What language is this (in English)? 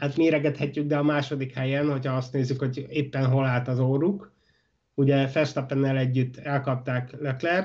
Hungarian